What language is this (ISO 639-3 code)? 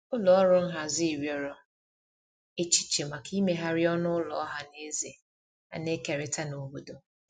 ibo